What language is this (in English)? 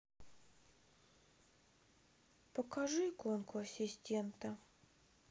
Russian